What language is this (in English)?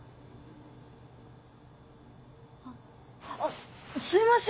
Japanese